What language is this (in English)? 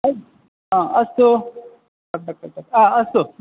Sanskrit